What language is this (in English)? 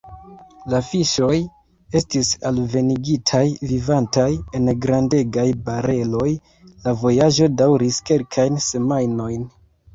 Esperanto